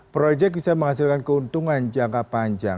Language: Indonesian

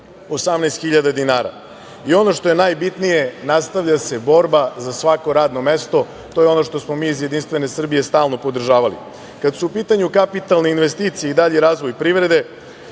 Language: Serbian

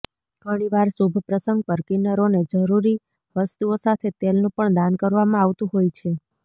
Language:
Gujarati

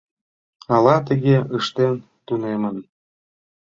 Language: Mari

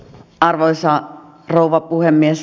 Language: Finnish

